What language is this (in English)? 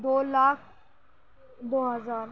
Urdu